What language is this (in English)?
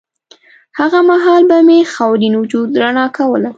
Pashto